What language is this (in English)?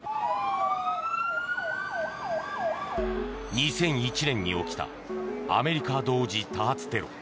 Japanese